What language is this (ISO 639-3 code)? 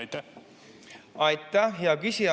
est